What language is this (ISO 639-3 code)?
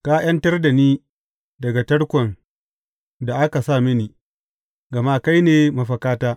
hau